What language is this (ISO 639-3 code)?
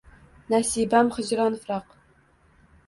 uzb